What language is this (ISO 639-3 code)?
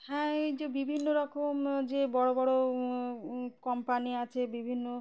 ben